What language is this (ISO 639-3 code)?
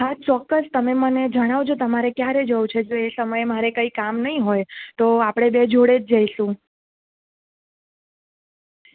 guj